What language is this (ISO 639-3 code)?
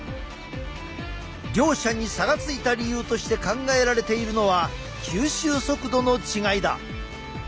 jpn